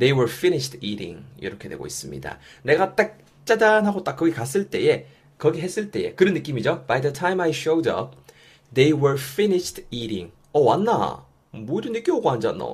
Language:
Korean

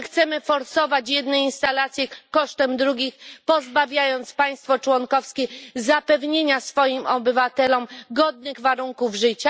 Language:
Polish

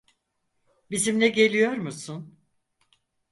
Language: Turkish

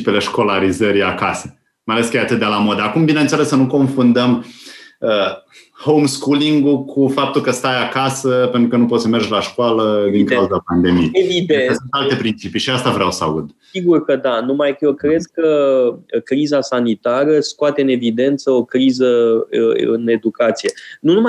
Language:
Romanian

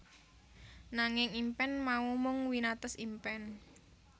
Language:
Javanese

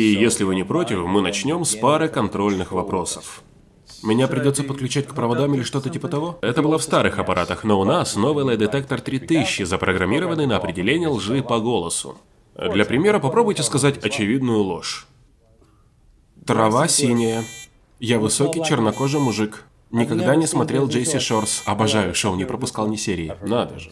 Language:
Russian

